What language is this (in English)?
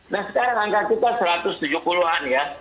Indonesian